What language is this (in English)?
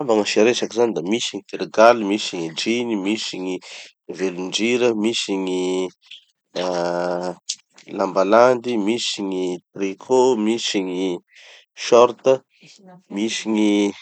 Tanosy Malagasy